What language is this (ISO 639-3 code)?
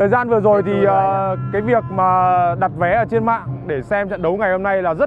vie